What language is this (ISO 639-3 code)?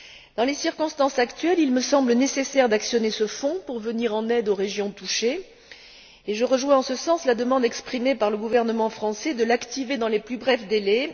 fra